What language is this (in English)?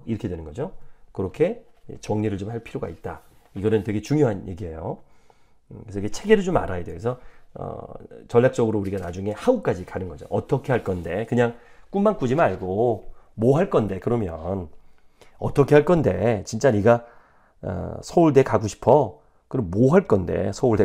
Korean